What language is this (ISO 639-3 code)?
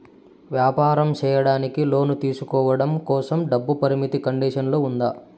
tel